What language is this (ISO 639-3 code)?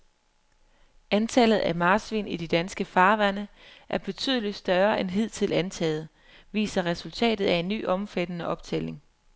dan